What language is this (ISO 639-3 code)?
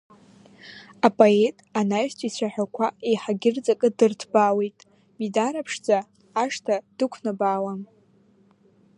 abk